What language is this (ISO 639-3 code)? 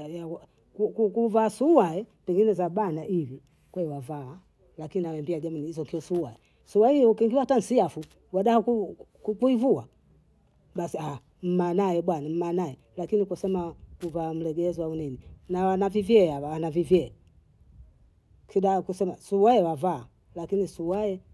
bou